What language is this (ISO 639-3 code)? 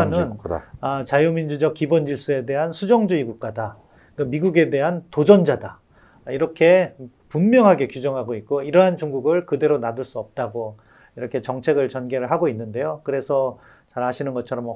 kor